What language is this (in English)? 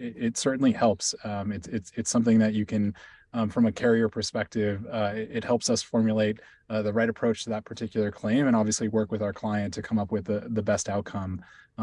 English